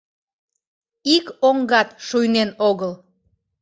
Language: Mari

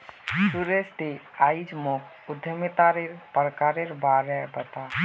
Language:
Magahi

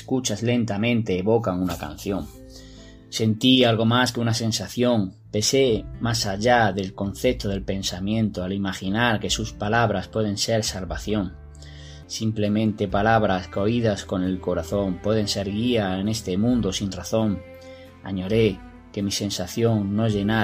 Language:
Spanish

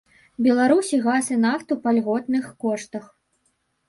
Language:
Belarusian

